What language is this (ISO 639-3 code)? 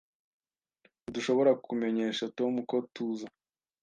kin